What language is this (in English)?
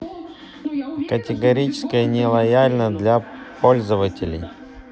Russian